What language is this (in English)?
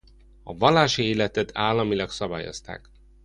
Hungarian